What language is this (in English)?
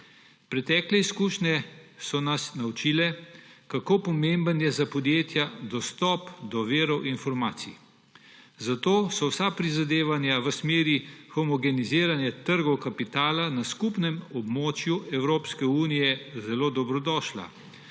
Slovenian